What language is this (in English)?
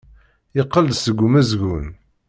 Kabyle